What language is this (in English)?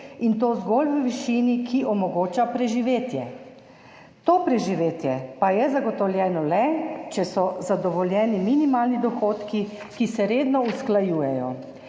Slovenian